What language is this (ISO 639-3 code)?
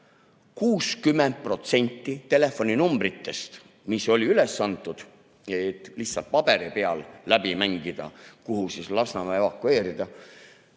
est